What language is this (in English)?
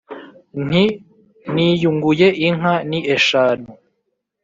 Kinyarwanda